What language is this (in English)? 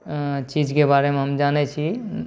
Maithili